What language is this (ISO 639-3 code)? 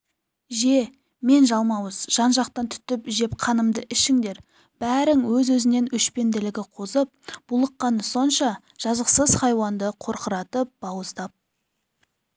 kaz